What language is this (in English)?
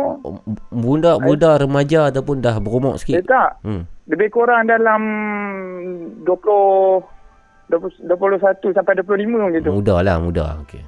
Malay